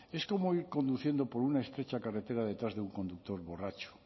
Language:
Spanish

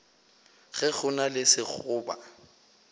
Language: Northern Sotho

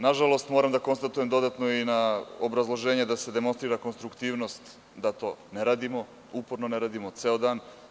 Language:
Serbian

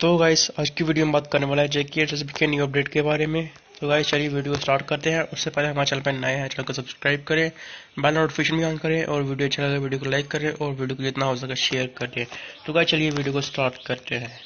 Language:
Hindi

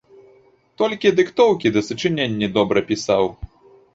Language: Belarusian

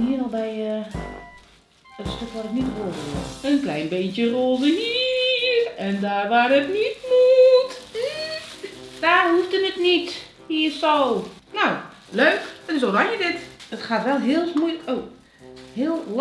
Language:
Dutch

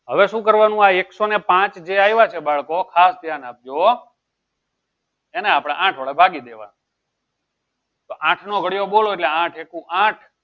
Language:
Gujarati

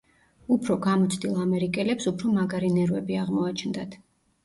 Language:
Georgian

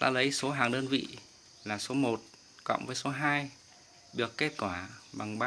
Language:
Vietnamese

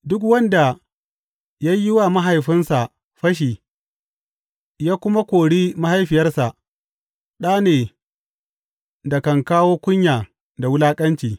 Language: Hausa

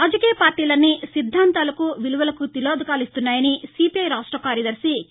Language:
Telugu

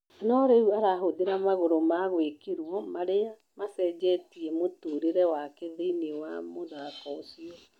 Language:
Kikuyu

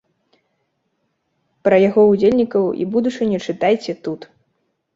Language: Belarusian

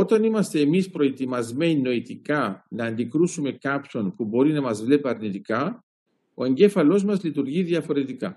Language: Greek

